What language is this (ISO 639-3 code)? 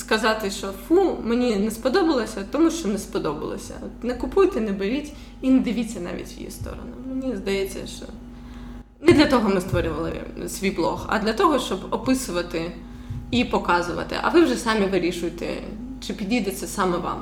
ukr